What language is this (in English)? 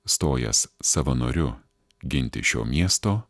Lithuanian